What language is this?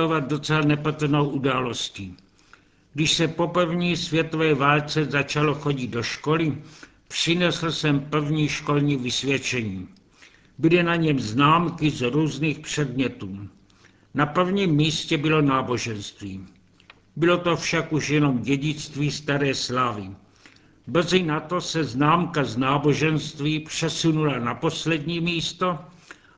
Czech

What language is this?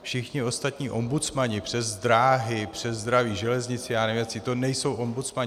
Czech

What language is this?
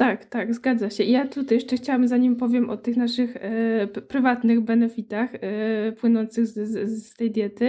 Polish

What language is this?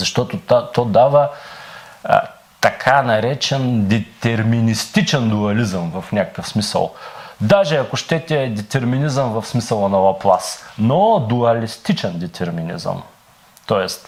Bulgarian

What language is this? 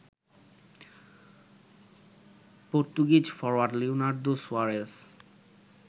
Bangla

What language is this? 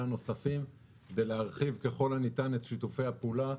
Hebrew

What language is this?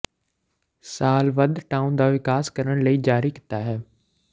Punjabi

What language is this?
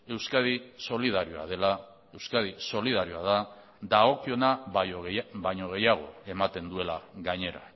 Basque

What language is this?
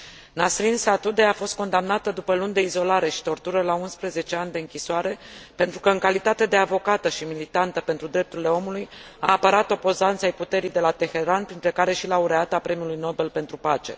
Romanian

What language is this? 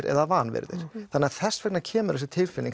Icelandic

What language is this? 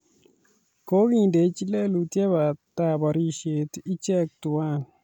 Kalenjin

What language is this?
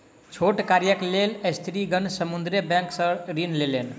Maithili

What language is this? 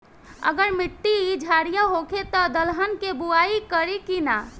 Bhojpuri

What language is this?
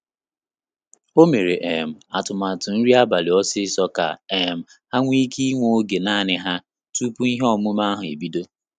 Igbo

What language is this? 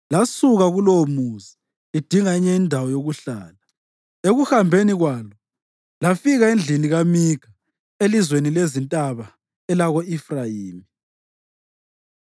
North Ndebele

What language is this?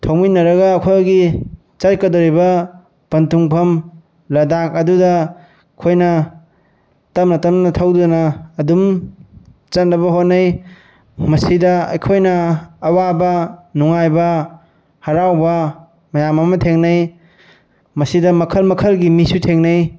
Manipuri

